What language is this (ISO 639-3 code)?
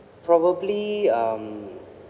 eng